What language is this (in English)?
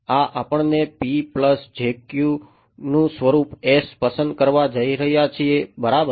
Gujarati